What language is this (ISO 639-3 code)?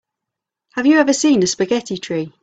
eng